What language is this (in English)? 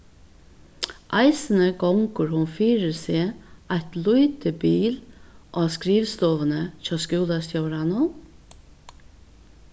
Faroese